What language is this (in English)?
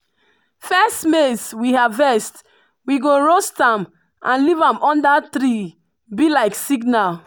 Nigerian Pidgin